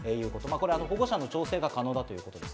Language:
Japanese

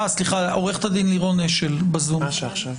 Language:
Hebrew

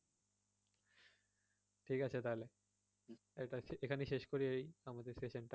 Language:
Bangla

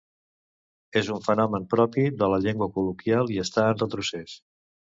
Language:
Catalan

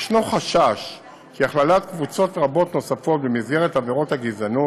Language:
Hebrew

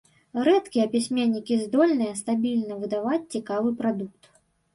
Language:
Belarusian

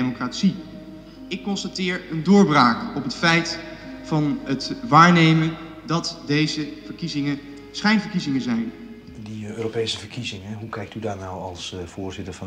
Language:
Dutch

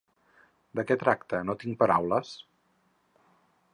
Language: Catalan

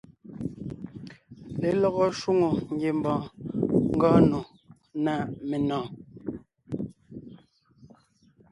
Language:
Ngiemboon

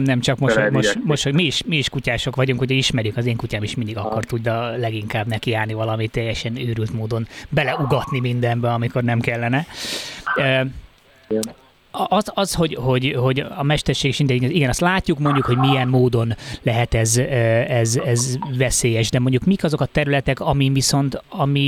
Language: Hungarian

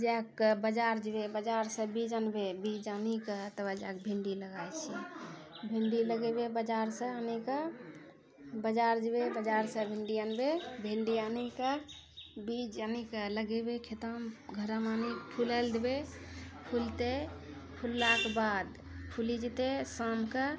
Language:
Maithili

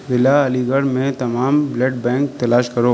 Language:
Urdu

